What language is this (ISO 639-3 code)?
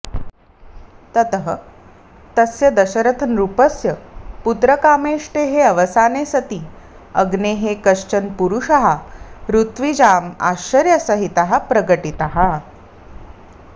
san